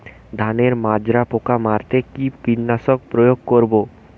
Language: Bangla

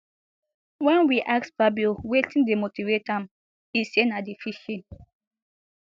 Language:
Nigerian Pidgin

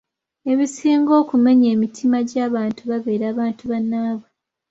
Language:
Ganda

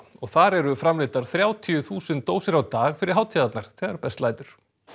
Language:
Icelandic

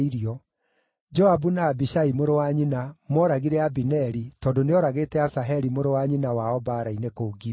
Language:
Kikuyu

